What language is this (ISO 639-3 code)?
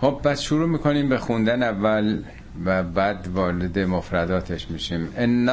fas